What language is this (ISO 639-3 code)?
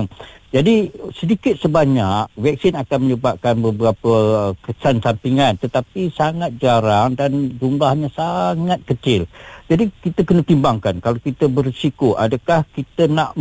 msa